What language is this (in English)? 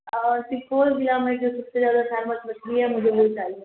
Urdu